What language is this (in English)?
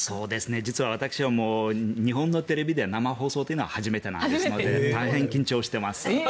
Japanese